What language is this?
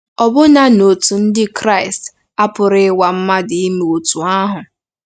Igbo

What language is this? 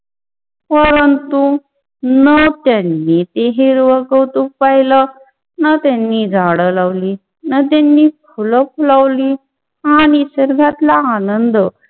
Marathi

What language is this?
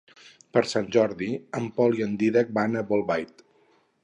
Catalan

